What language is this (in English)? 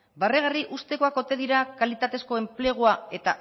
Basque